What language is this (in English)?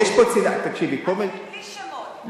Hebrew